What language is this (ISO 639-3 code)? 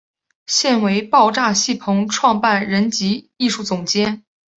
zho